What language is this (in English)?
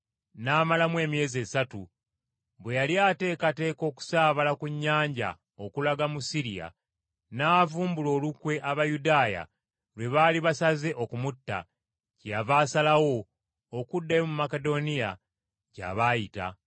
Ganda